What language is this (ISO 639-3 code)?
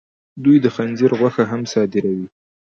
pus